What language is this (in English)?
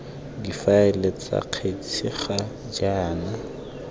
Tswana